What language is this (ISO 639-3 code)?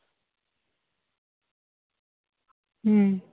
sat